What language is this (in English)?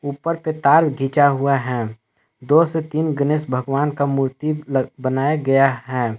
Hindi